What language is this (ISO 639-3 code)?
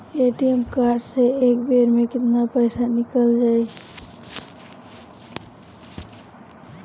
bho